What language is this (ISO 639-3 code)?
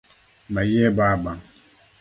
luo